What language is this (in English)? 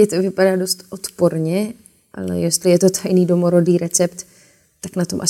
Czech